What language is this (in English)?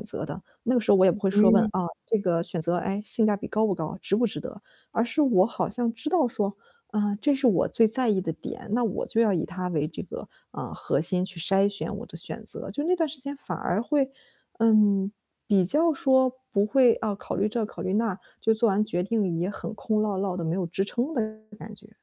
Chinese